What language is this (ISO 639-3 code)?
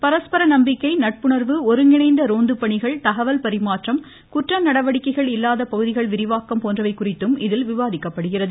tam